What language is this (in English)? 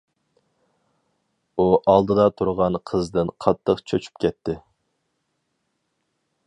Uyghur